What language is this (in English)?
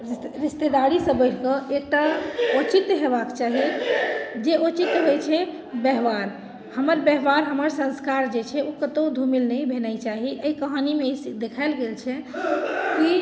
Maithili